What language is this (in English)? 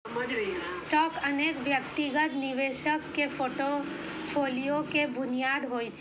Maithili